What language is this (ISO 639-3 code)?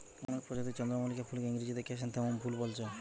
ben